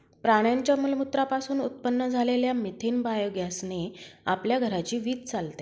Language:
Marathi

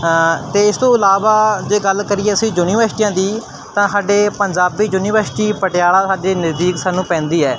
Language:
Punjabi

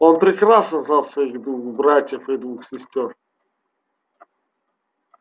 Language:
Russian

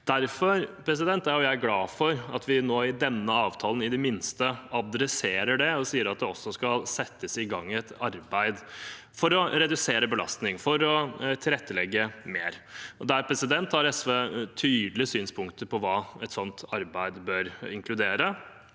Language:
Norwegian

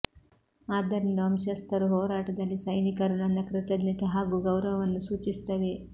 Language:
Kannada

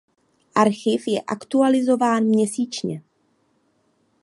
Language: Czech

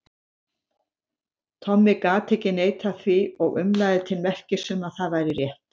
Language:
Icelandic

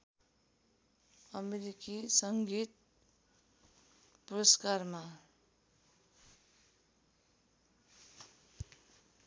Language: Nepali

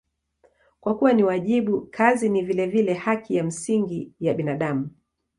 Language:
Swahili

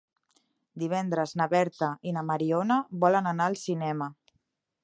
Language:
Catalan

